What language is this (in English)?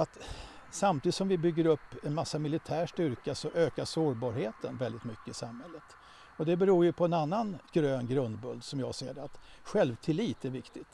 Swedish